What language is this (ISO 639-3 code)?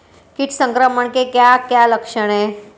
hin